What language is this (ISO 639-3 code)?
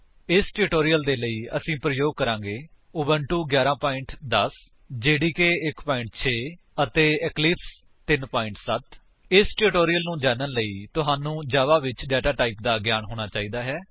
pan